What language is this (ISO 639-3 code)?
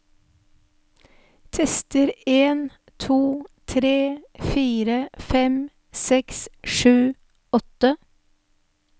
nor